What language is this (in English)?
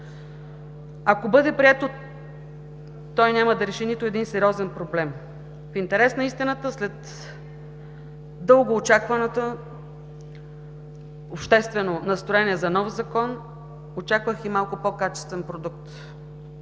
Bulgarian